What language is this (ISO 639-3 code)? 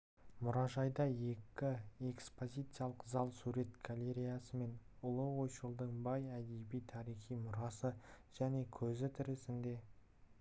kaz